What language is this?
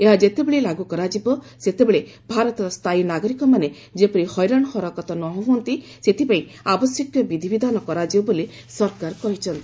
Odia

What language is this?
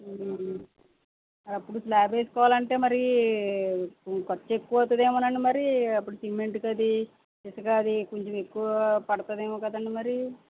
Telugu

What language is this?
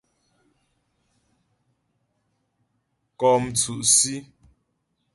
Ghomala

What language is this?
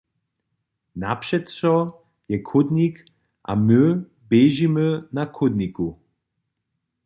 Upper Sorbian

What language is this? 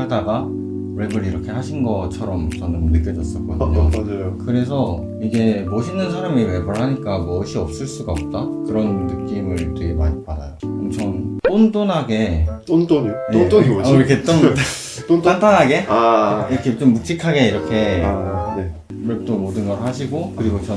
Korean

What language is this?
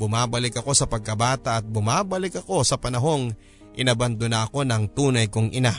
Filipino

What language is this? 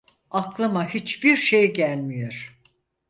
Turkish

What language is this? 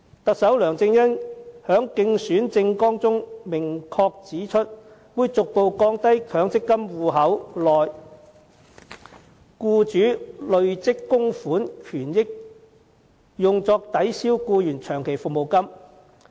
Cantonese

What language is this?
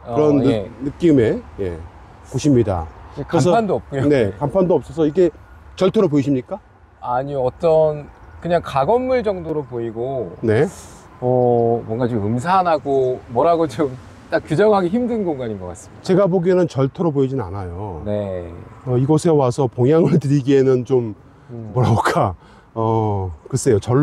Korean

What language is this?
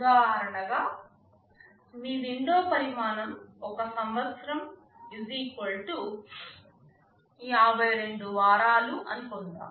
Telugu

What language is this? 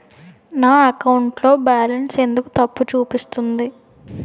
Telugu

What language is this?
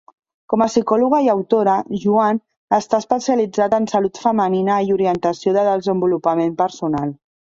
Catalan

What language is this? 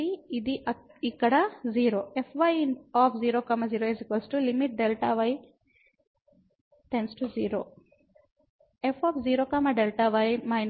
Telugu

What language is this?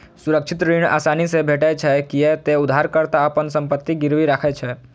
Maithili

